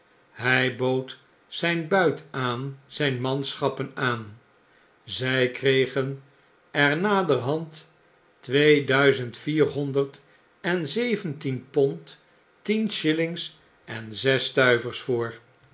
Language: Dutch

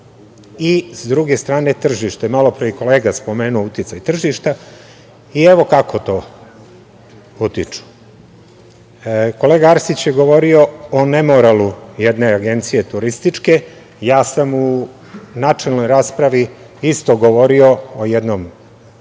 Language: Serbian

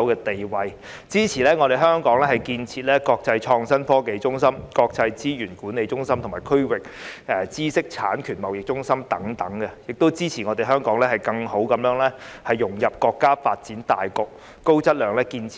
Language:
Cantonese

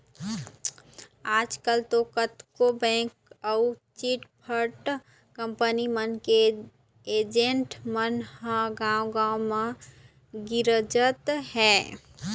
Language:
Chhattisgarhi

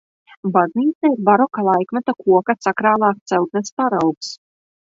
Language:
Latvian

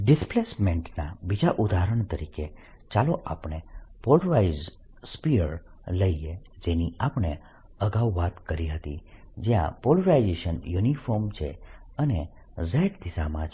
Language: Gujarati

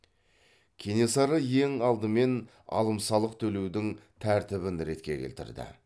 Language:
Kazakh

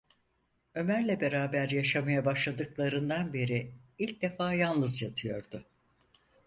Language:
Turkish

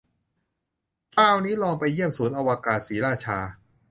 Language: Thai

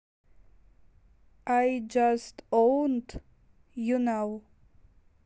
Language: Russian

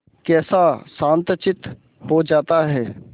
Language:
Hindi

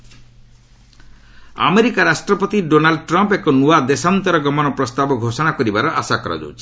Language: Odia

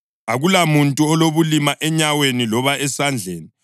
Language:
North Ndebele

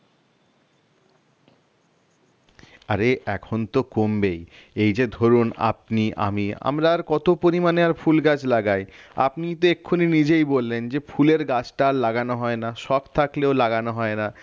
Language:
Bangla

